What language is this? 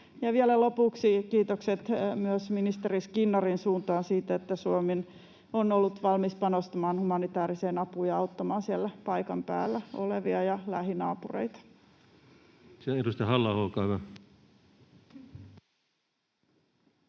Finnish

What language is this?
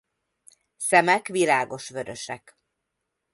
Hungarian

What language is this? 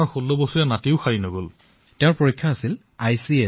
Assamese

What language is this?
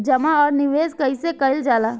Bhojpuri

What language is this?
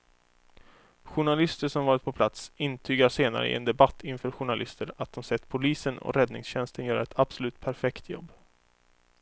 Swedish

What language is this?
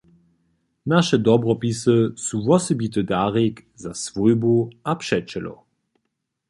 Upper Sorbian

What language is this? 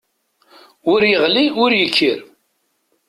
Kabyle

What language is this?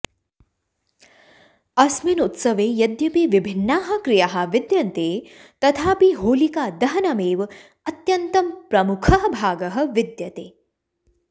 Sanskrit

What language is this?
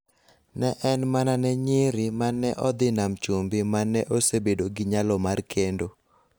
Luo (Kenya and Tanzania)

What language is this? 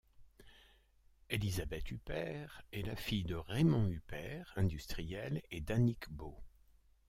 French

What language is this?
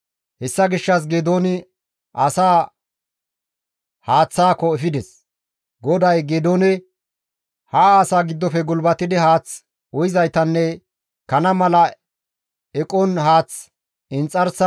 Gamo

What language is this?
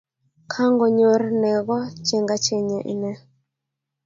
Kalenjin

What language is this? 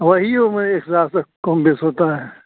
Hindi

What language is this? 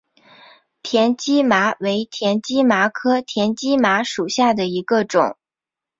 Chinese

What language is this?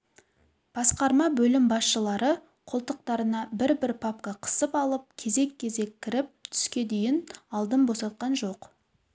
Kazakh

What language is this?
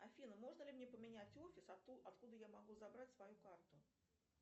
Russian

